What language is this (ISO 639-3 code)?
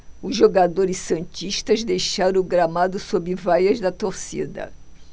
por